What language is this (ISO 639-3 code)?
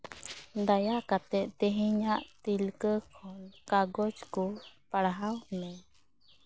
sat